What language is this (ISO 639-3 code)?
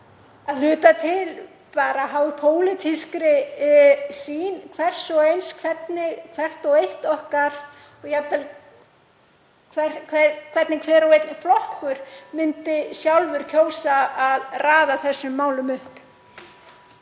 isl